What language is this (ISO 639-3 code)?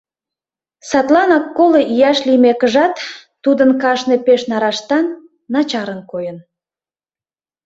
chm